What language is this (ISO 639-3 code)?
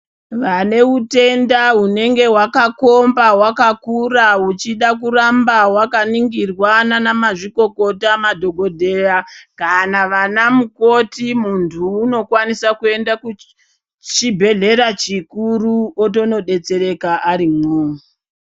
ndc